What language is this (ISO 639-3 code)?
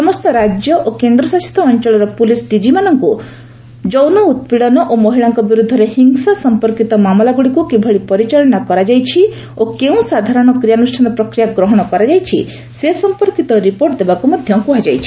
ori